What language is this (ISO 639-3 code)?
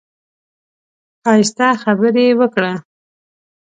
pus